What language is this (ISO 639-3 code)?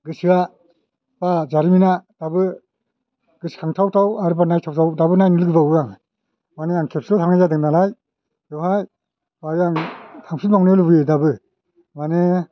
brx